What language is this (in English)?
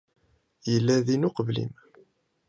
Kabyle